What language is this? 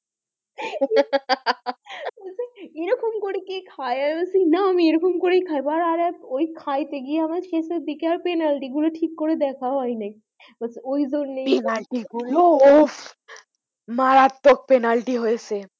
Bangla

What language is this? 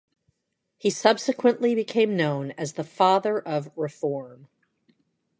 English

